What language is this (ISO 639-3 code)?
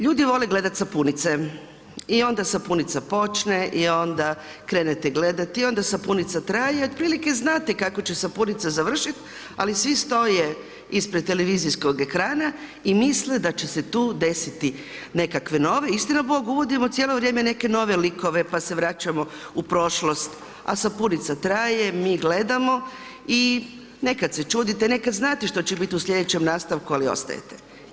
hrv